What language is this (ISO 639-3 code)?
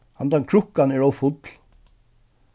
fao